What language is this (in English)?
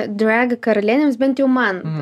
Lithuanian